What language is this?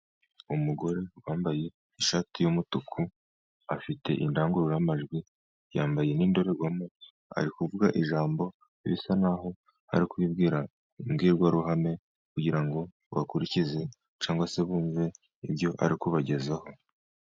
Kinyarwanda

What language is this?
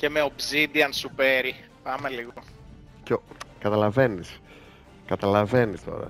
Greek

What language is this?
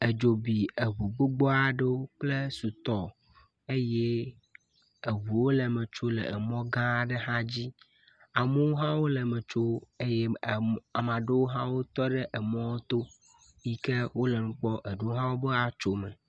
Ewe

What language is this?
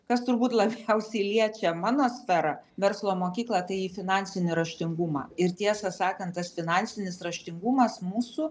Lithuanian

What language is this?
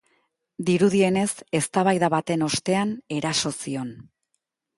Basque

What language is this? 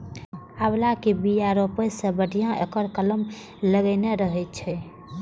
Maithili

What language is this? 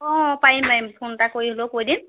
Assamese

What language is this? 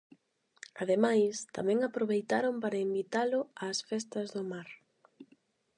Galician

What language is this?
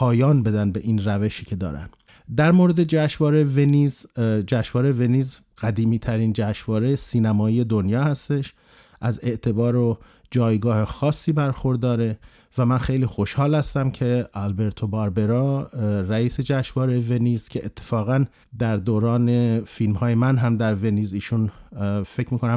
Persian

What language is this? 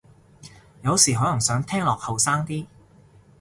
Cantonese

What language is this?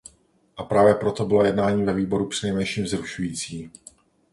Czech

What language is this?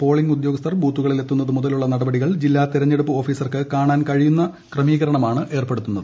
Malayalam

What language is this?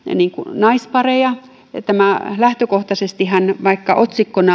Finnish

